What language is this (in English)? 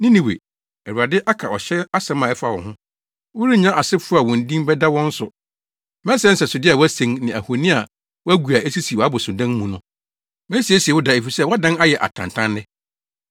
Akan